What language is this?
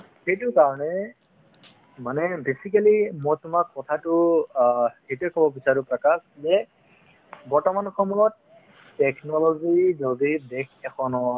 Assamese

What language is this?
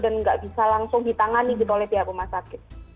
Indonesian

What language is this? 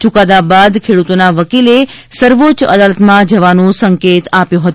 Gujarati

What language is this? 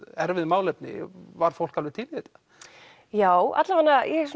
Icelandic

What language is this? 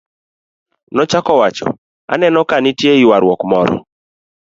Luo (Kenya and Tanzania)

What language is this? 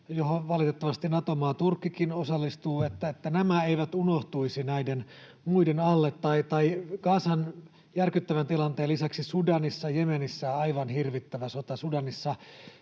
Finnish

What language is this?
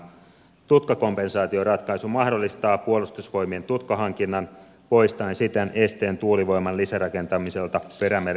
Finnish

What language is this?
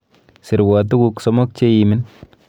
Kalenjin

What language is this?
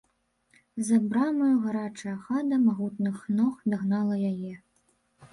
Belarusian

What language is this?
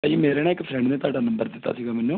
Punjabi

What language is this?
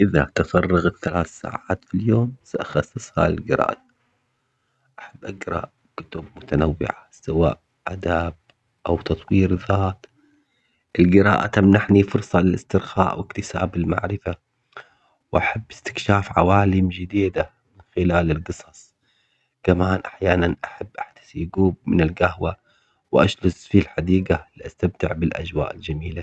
Omani Arabic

